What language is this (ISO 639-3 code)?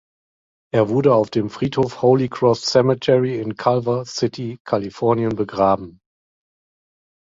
deu